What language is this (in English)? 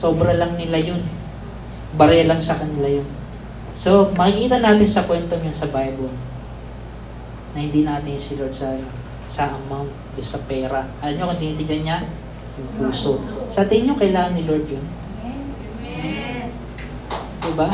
Filipino